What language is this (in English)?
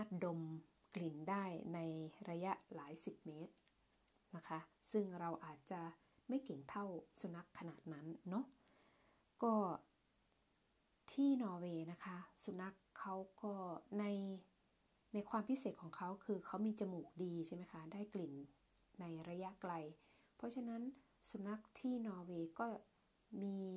Thai